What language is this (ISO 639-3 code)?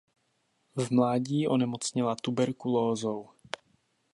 ces